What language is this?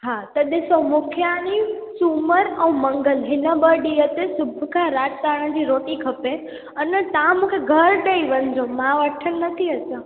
Sindhi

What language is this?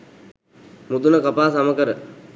Sinhala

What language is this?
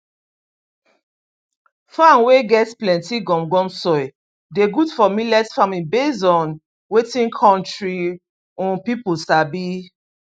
Nigerian Pidgin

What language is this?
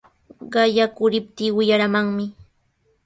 Sihuas Ancash Quechua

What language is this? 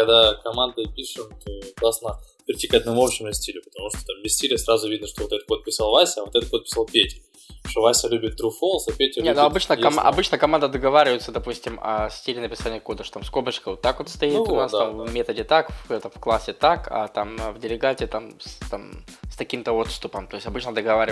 Russian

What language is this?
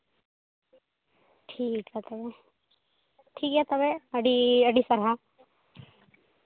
Santali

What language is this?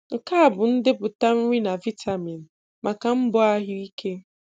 Igbo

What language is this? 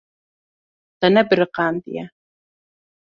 Kurdish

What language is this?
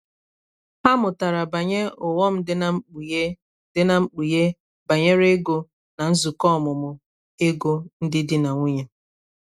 Igbo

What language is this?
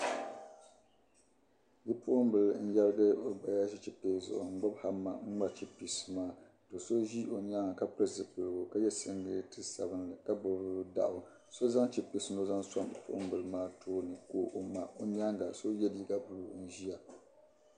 Dagbani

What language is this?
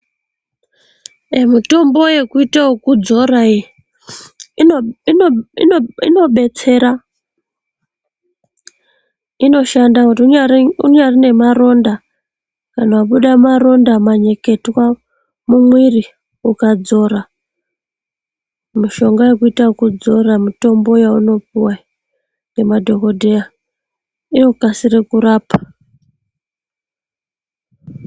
Ndau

